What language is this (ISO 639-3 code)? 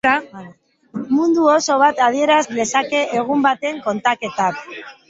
eus